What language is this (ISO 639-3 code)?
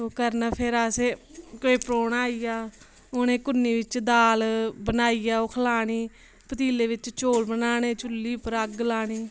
doi